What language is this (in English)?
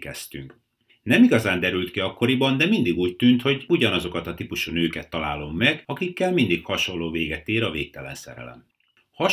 Hungarian